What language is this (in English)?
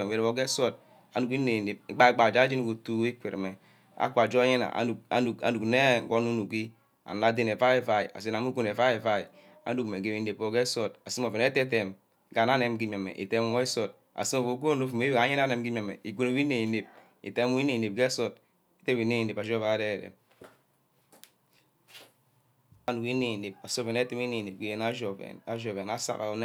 Ubaghara